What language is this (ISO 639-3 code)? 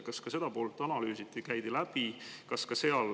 est